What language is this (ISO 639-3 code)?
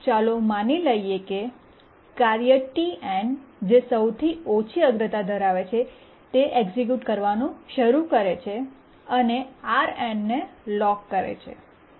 guj